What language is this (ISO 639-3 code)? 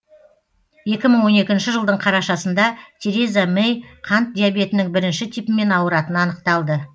kaz